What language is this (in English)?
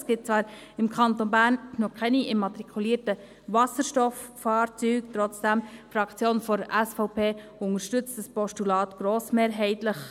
Swiss German